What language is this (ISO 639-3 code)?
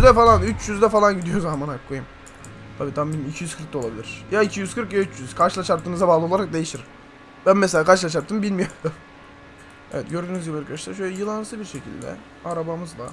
tur